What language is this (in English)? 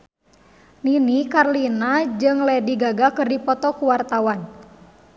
Sundanese